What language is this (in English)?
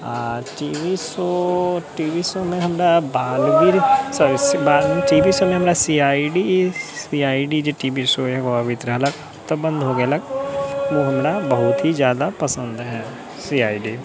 Maithili